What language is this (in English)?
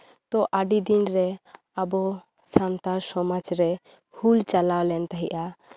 Santali